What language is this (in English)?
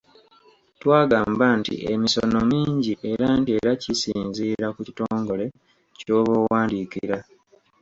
Ganda